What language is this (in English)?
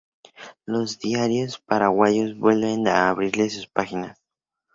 Spanish